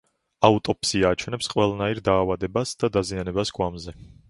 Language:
Georgian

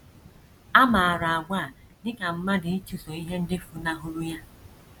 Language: Igbo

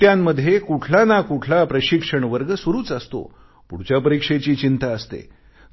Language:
Marathi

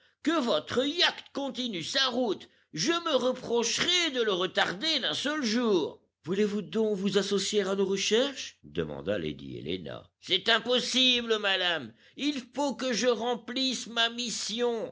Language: French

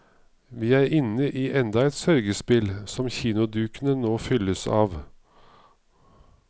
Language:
Norwegian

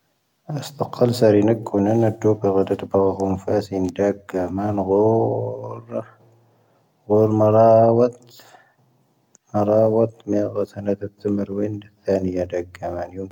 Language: Tahaggart Tamahaq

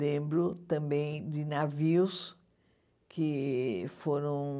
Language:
Portuguese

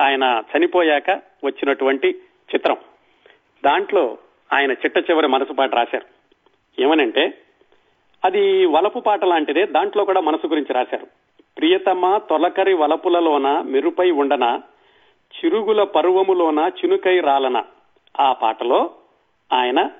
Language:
Telugu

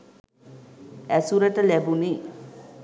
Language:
Sinhala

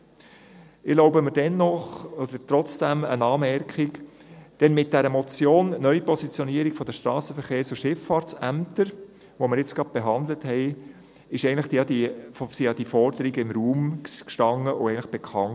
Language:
Swiss German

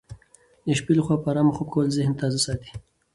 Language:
Pashto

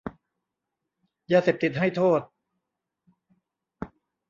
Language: Thai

